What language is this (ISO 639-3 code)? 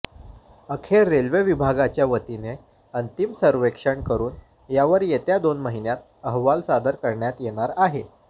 mar